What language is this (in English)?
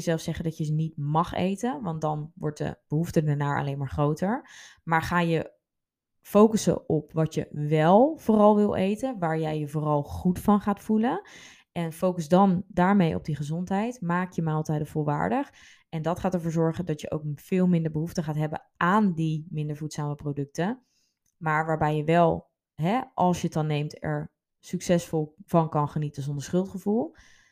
Dutch